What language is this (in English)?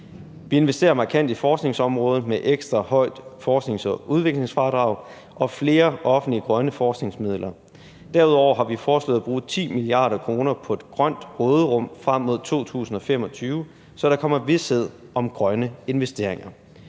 Danish